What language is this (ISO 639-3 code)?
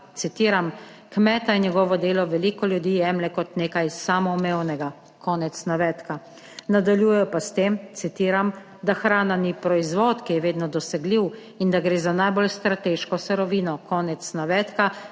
slv